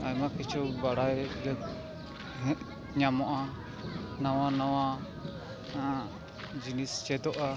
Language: Santali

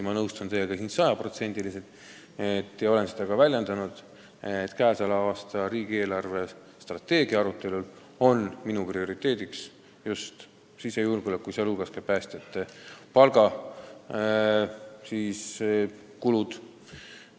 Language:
Estonian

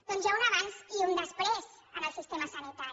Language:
Catalan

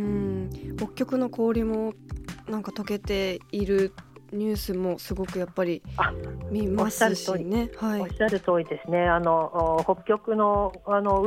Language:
Japanese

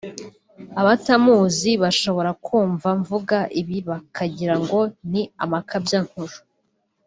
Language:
Kinyarwanda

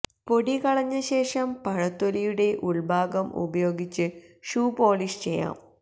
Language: Malayalam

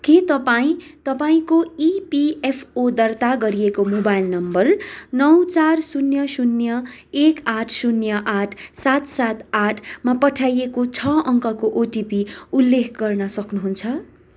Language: Nepali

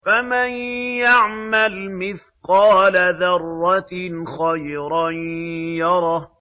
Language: Arabic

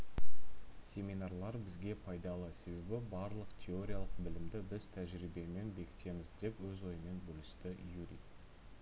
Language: Kazakh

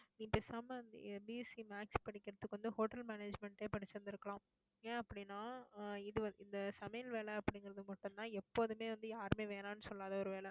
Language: Tamil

